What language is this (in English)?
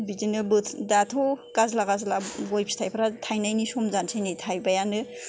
Bodo